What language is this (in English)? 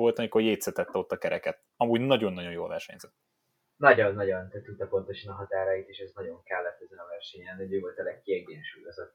Hungarian